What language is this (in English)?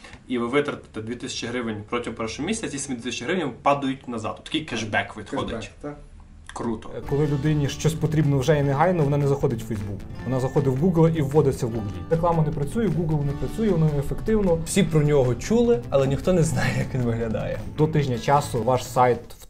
Ukrainian